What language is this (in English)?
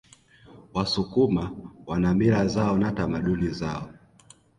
Swahili